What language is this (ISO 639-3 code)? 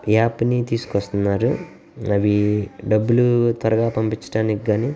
tel